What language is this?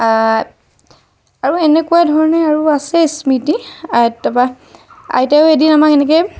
Assamese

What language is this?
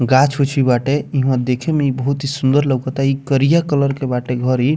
Bhojpuri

